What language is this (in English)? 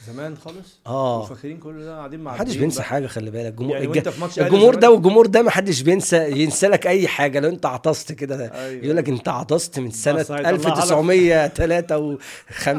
Arabic